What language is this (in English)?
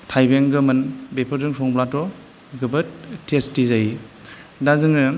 Bodo